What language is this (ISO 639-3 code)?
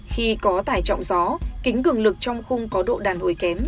vie